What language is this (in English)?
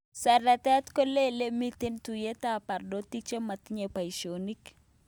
Kalenjin